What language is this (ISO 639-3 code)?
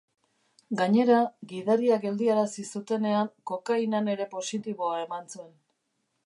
eus